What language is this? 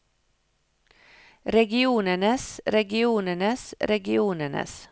Norwegian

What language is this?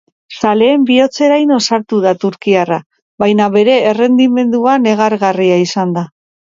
Basque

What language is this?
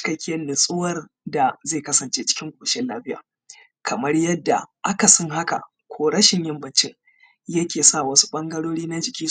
Hausa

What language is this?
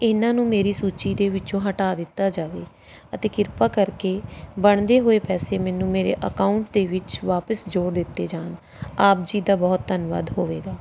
Punjabi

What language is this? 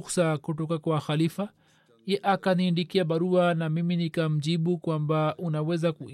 Swahili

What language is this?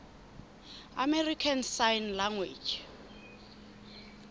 Southern Sotho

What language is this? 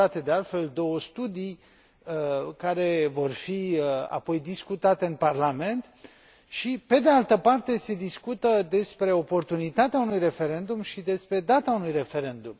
Romanian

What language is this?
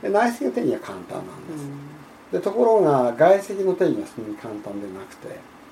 Japanese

